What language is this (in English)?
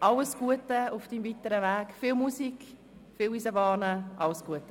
Swiss German